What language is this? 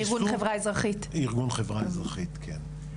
Hebrew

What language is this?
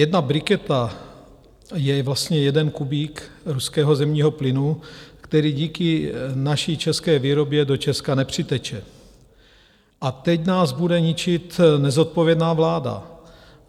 Czech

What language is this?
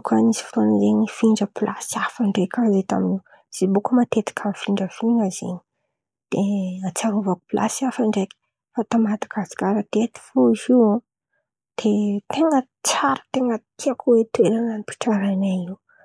Antankarana Malagasy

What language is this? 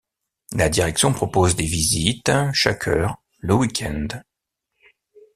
French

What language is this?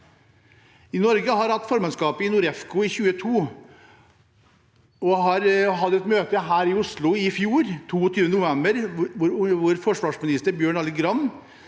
Norwegian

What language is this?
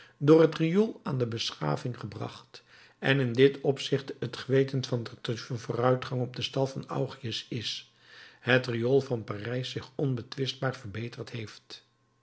Dutch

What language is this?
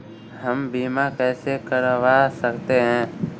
Hindi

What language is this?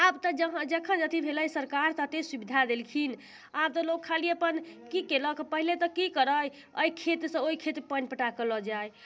Maithili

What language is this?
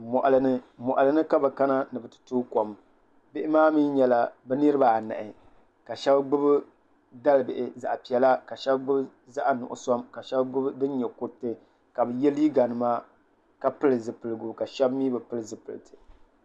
Dagbani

